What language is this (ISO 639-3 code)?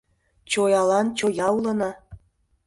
chm